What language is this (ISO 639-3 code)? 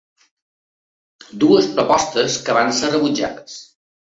cat